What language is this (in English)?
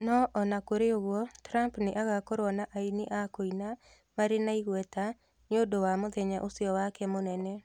Kikuyu